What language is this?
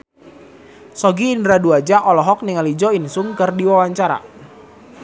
Sundanese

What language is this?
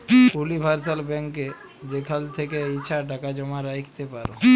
Bangla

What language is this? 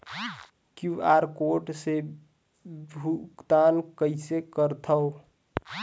Chhattisgarhi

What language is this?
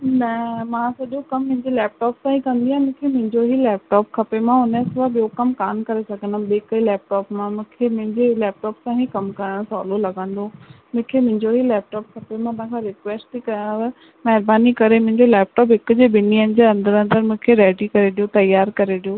Sindhi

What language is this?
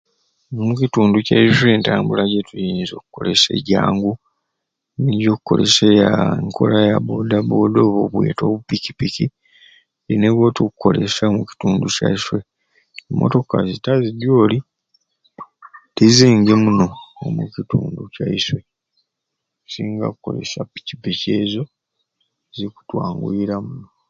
Ruuli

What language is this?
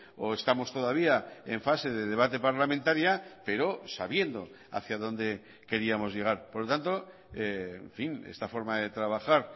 Spanish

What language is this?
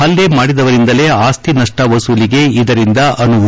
Kannada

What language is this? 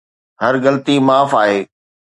Sindhi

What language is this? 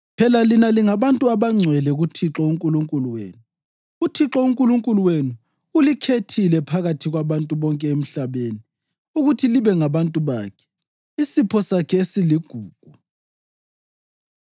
North Ndebele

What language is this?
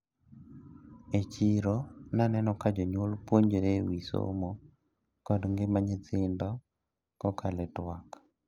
Luo (Kenya and Tanzania)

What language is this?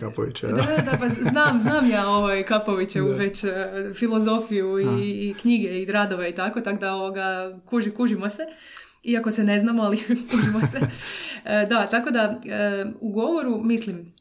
Croatian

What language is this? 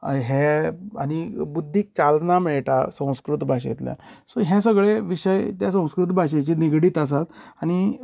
Konkani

